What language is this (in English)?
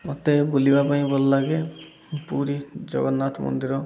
Odia